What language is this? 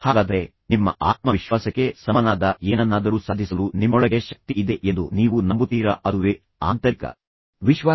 Kannada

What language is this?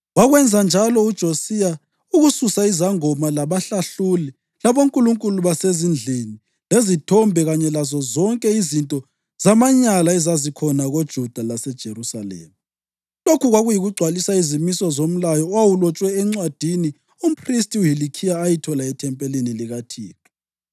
North Ndebele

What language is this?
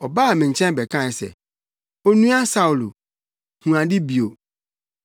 Akan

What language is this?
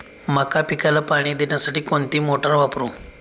Marathi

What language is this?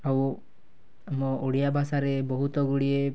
Odia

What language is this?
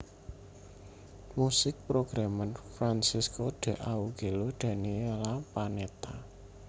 Javanese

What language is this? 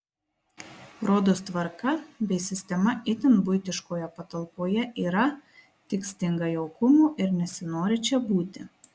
Lithuanian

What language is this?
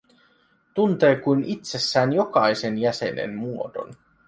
Finnish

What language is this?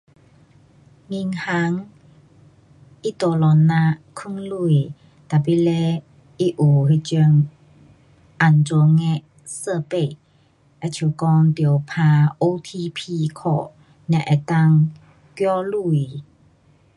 Pu-Xian Chinese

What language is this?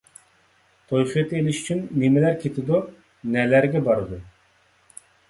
Uyghur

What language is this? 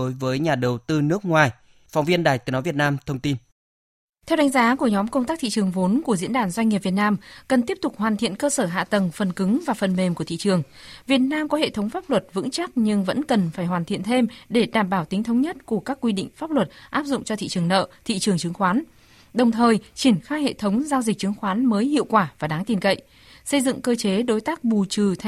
Vietnamese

